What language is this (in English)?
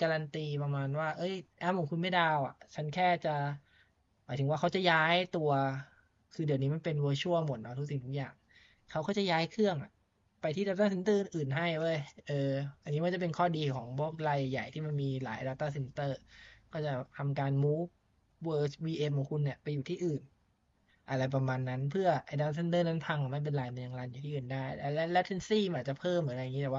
Thai